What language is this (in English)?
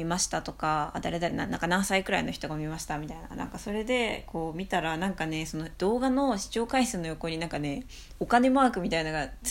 Japanese